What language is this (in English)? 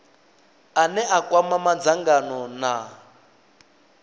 Venda